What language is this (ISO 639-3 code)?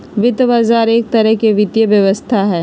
mag